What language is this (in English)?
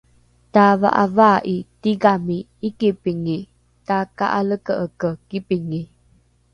Rukai